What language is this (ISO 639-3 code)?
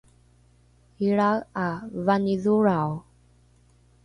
dru